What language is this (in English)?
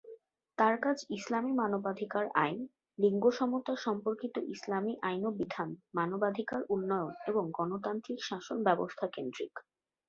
Bangla